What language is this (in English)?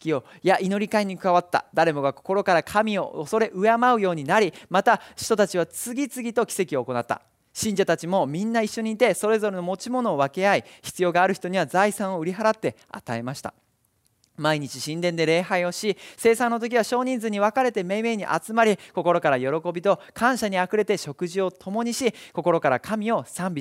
Japanese